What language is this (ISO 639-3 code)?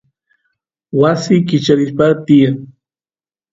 qus